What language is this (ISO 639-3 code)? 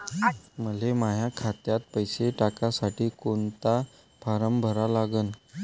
mar